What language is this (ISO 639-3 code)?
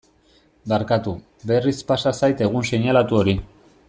eus